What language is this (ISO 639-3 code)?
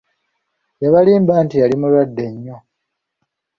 lug